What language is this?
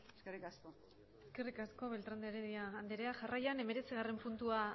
Basque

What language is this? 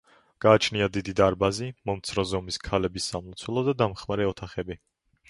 Georgian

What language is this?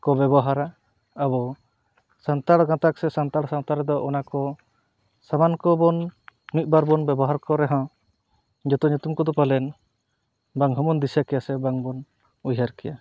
Santali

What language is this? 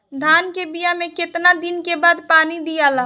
Bhojpuri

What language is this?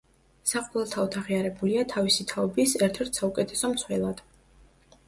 Georgian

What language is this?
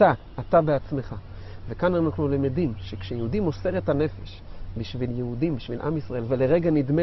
Hebrew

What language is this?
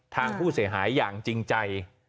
Thai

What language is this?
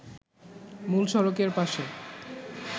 Bangla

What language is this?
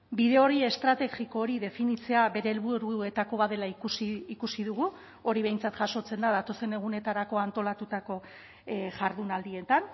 Basque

